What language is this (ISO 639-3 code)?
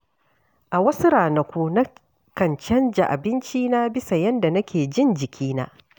hau